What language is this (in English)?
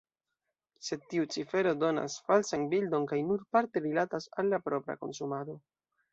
Esperanto